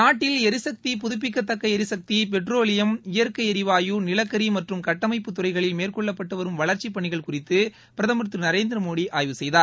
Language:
Tamil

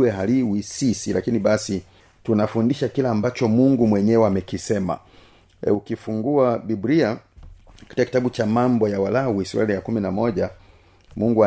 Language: Swahili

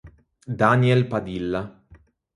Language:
Italian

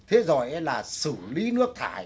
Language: Vietnamese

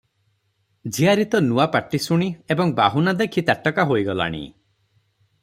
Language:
Odia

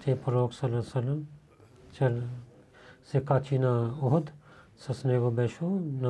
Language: Bulgarian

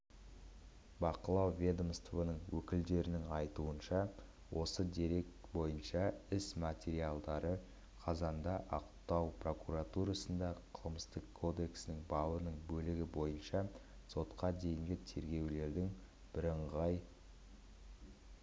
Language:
Kazakh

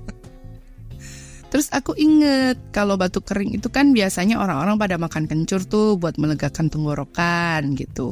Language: Indonesian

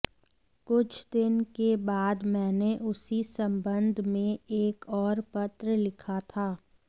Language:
Hindi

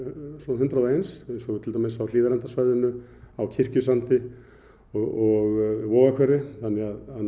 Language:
Icelandic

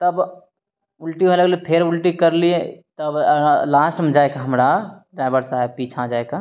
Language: Maithili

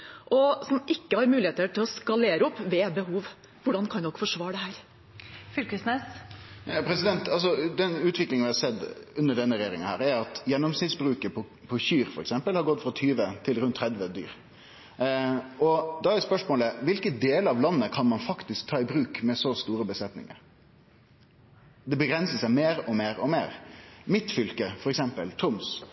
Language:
Norwegian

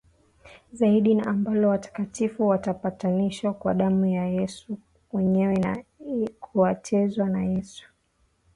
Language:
Swahili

